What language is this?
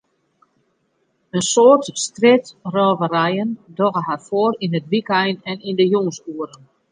Western Frisian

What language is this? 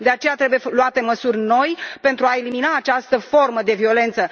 Romanian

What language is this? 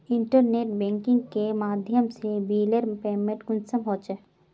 Magahi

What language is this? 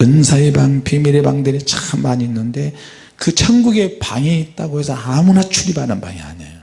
Korean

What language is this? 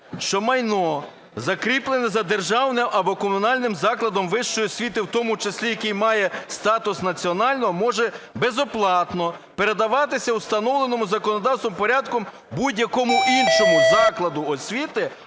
Ukrainian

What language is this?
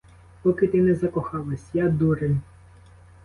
Ukrainian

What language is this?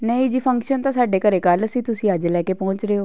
Punjabi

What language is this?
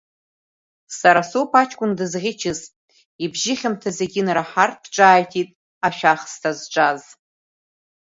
Abkhazian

